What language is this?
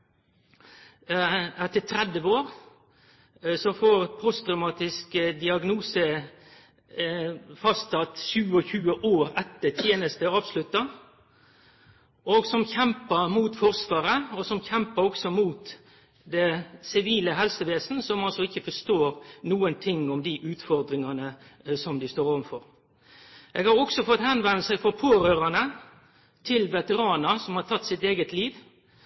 Norwegian Nynorsk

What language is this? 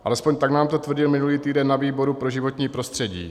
Czech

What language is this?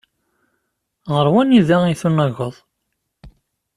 Kabyle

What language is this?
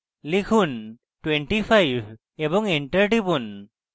Bangla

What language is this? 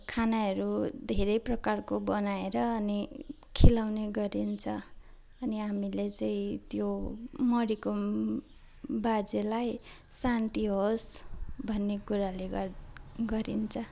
Nepali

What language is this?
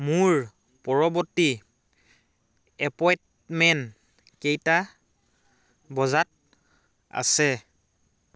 Assamese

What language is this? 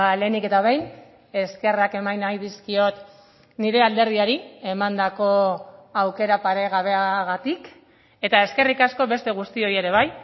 Basque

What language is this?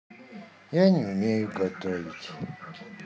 Russian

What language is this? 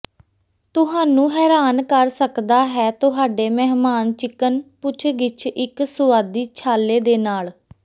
Punjabi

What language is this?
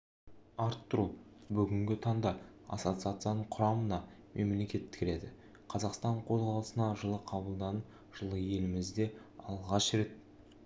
Kazakh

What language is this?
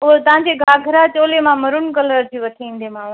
Sindhi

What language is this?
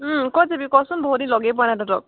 Assamese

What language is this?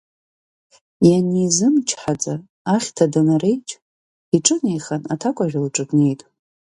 Abkhazian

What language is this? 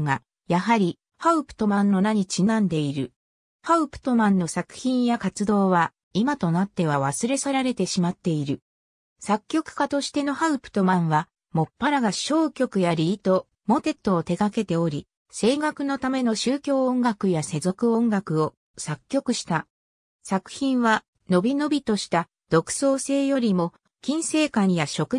Japanese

